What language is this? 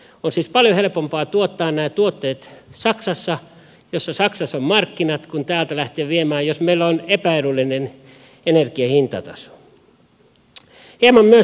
Finnish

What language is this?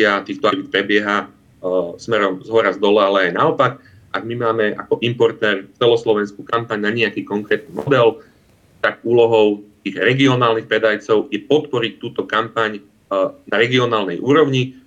Slovak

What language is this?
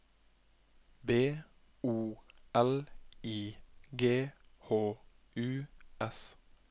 Norwegian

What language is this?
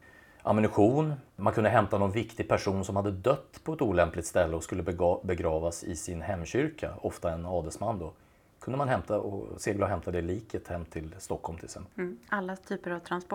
Swedish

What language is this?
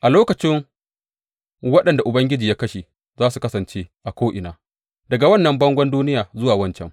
Hausa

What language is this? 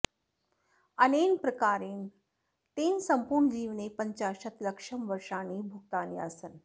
Sanskrit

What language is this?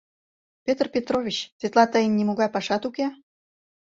Mari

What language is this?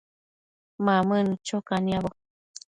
Matsés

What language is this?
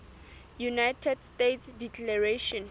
Southern Sotho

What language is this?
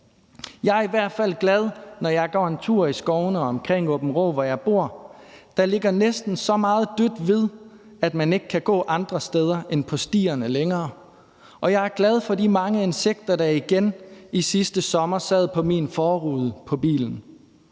Danish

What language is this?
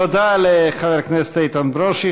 Hebrew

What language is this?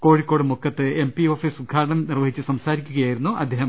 Malayalam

